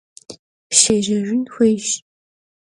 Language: Kabardian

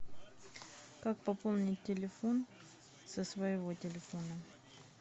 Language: Russian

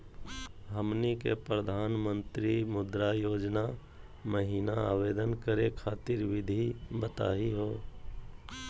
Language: Magahi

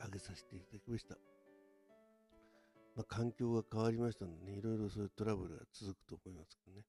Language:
Japanese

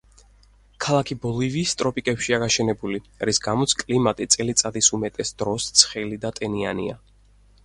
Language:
Georgian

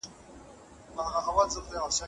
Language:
Pashto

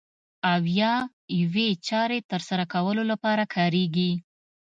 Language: Pashto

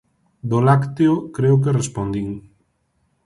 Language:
Galician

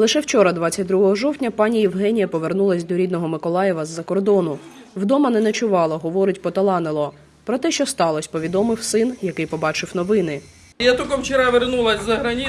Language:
Ukrainian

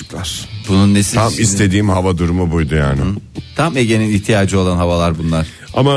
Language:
Turkish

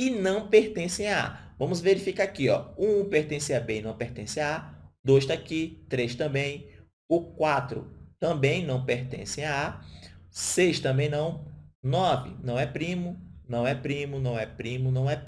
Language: Portuguese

